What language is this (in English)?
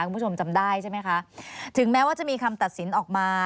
Thai